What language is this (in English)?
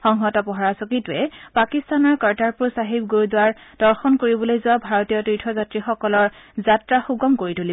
Assamese